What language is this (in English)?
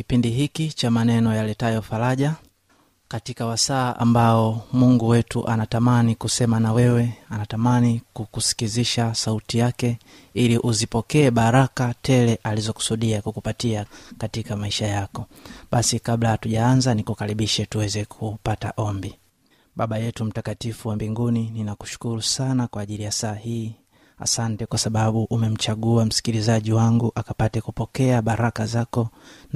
Swahili